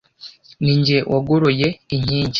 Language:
Kinyarwanda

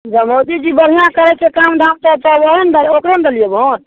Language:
Maithili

